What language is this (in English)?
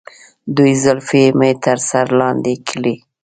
Pashto